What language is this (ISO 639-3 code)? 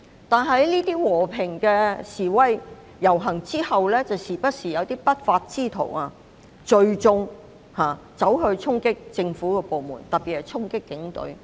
yue